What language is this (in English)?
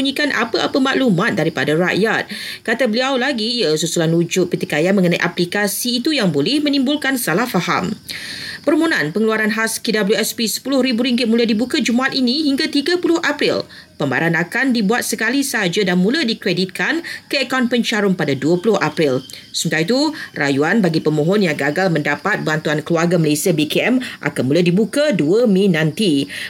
Malay